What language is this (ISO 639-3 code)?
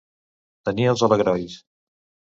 cat